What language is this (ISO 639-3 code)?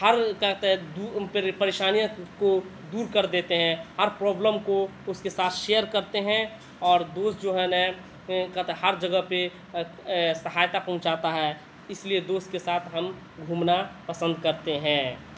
urd